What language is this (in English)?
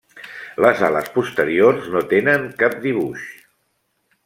Catalan